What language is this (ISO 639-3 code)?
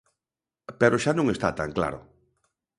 glg